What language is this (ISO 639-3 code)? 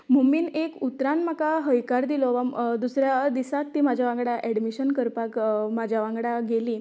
kok